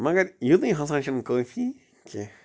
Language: Kashmiri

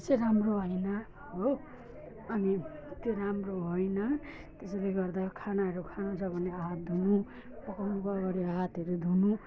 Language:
Nepali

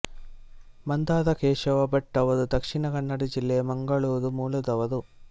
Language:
Kannada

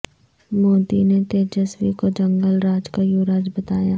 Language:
Urdu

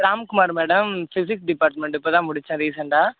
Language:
Tamil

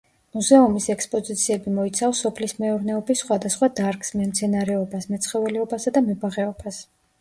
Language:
Georgian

